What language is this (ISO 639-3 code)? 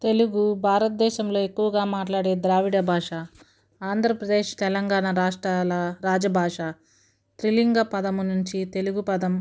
tel